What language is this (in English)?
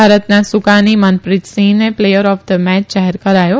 Gujarati